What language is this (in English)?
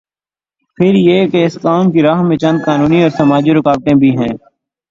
Urdu